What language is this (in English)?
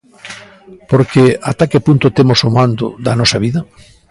Galician